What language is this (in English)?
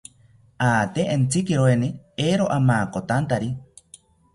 South Ucayali Ashéninka